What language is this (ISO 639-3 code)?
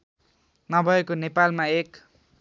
nep